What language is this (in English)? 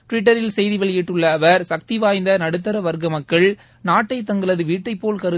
Tamil